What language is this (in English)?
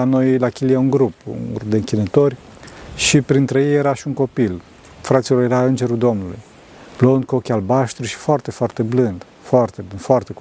Romanian